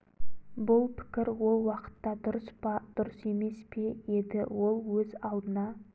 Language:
Kazakh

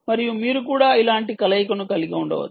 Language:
Telugu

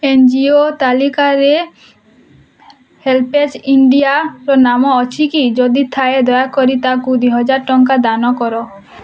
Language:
Odia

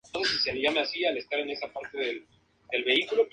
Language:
Spanish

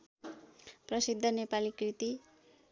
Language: Nepali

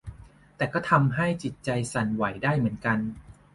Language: Thai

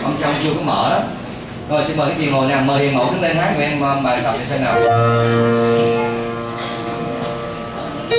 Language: Vietnamese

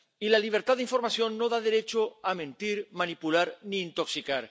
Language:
Spanish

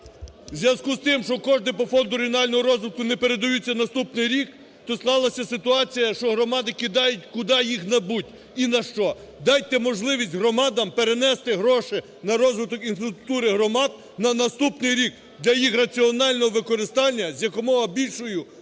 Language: Ukrainian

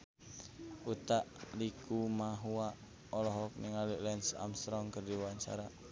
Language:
Sundanese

